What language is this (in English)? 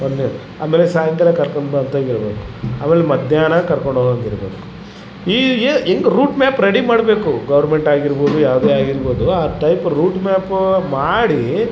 Kannada